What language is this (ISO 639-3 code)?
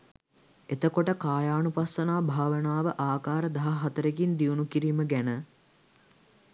sin